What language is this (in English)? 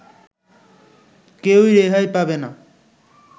Bangla